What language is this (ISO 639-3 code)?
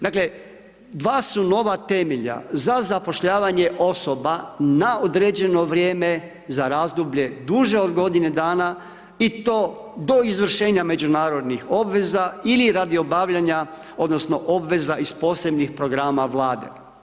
hrv